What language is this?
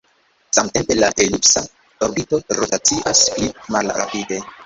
Esperanto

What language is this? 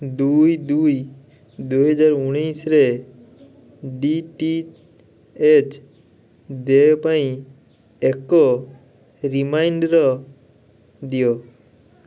Odia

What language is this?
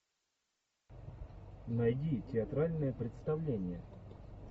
Russian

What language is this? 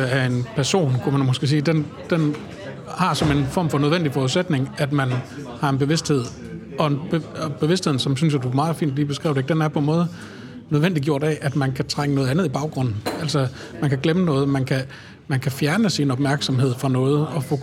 Danish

